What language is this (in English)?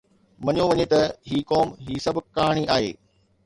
Sindhi